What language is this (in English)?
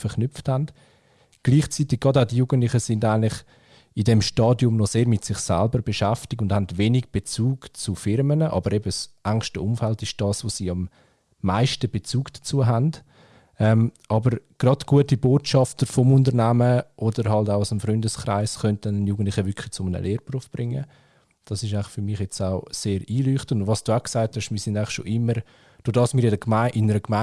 German